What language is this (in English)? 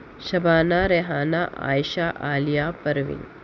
Urdu